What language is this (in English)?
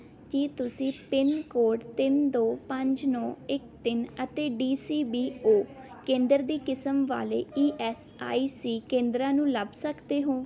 Punjabi